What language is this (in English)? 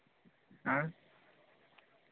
Dogri